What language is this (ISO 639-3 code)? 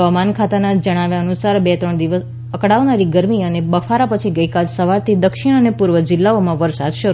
guj